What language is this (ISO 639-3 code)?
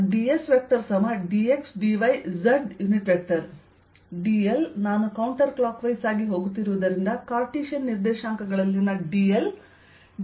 kan